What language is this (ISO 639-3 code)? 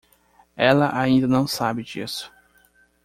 por